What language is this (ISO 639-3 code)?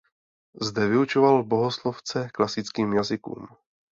ces